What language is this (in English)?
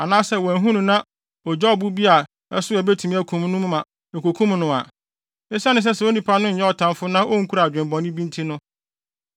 Akan